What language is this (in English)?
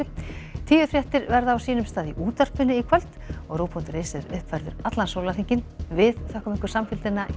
Icelandic